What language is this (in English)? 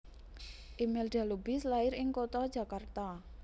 Javanese